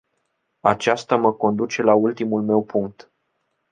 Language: Romanian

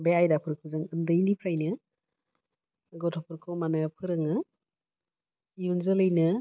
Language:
Bodo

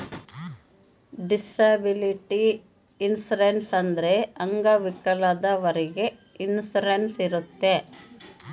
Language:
Kannada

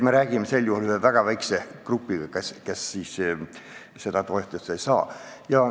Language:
Estonian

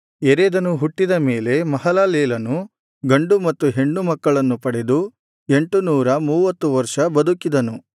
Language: Kannada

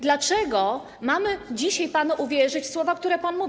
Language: Polish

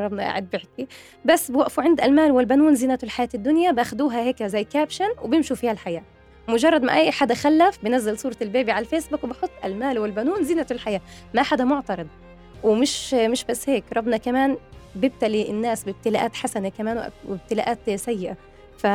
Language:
Arabic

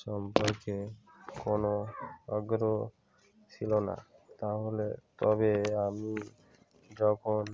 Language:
Bangla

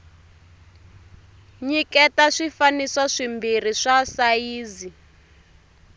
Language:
Tsonga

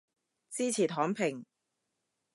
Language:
Cantonese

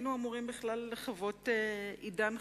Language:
Hebrew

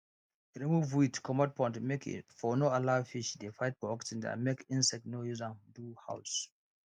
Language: Nigerian Pidgin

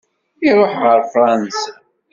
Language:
Kabyle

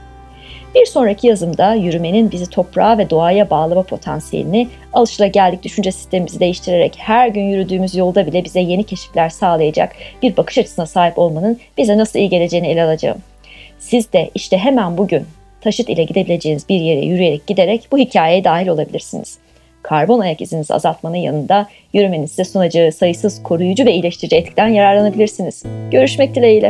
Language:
Turkish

